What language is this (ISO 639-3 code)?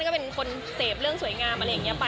tha